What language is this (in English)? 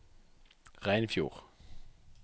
Norwegian